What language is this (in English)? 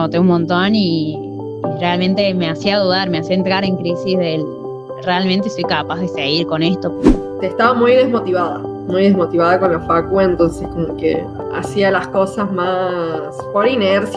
Spanish